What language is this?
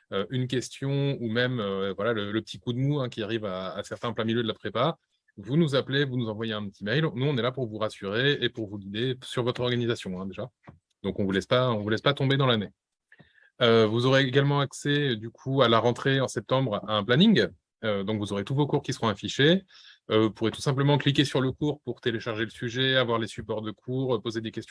French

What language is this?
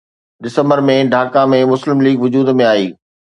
Sindhi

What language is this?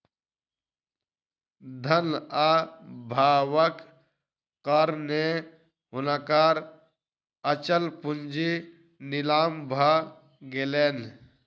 Maithili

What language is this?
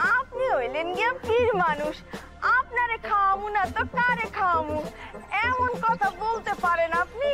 Romanian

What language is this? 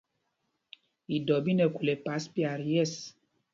Mpumpong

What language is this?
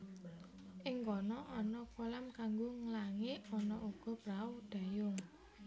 Javanese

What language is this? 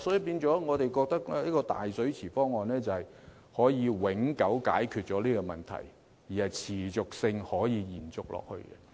Cantonese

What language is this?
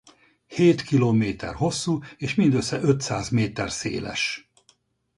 Hungarian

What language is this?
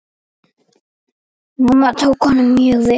Icelandic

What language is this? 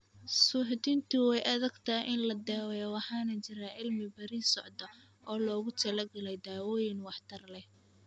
Somali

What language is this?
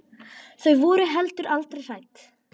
Icelandic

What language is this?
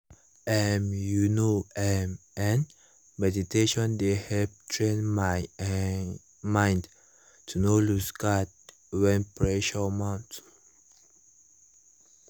Nigerian Pidgin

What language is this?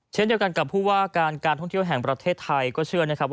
Thai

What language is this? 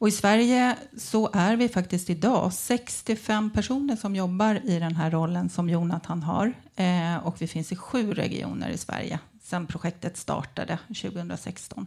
Swedish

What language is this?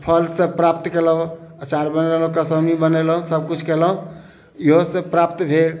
Maithili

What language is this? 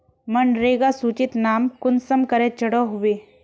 Magahi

